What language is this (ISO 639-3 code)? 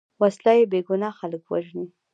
pus